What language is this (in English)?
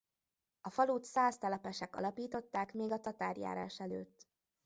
Hungarian